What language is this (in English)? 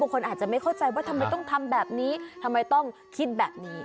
Thai